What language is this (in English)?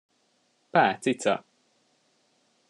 Hungarian